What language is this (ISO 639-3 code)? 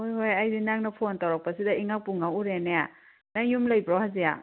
mni